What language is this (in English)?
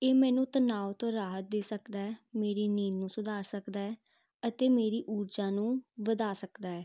Punjabi